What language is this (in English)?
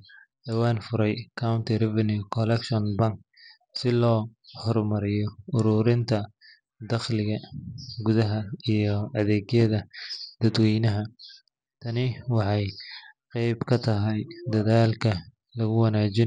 Somali